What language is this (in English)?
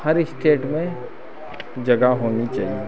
Hindi